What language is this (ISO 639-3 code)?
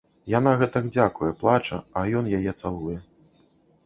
bel